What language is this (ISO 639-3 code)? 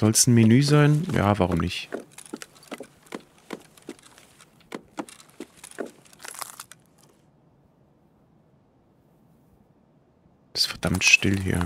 deu